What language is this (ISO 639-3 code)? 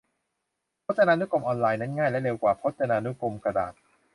tha